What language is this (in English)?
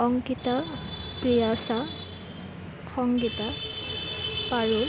Assamese